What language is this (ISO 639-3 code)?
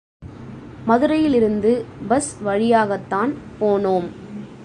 tam